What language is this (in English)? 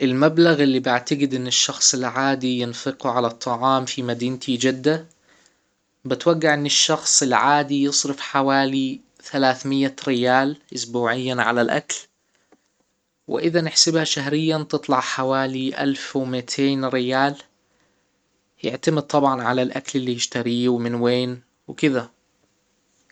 Hijazi Arabic